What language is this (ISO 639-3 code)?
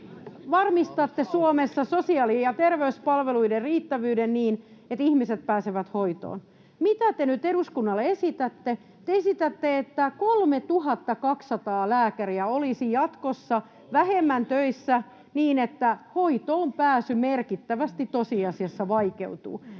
fin